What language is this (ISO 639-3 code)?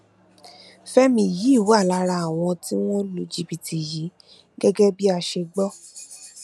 yor